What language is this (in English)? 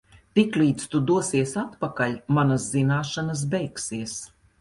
Latvian